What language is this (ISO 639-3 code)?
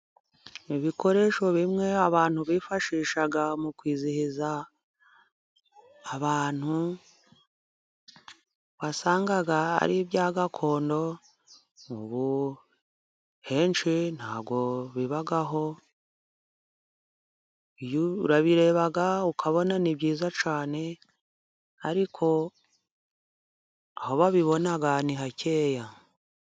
kin